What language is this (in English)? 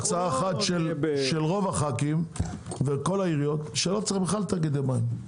Hebrew